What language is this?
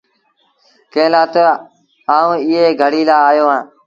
Sindhi Bhil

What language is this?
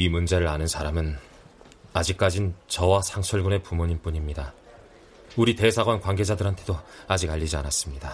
Korean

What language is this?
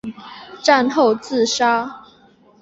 Chinese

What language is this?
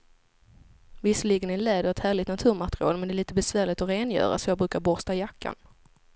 Swedish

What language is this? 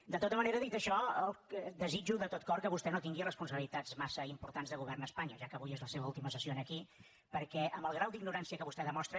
Catalan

